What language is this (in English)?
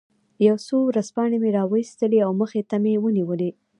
Pashto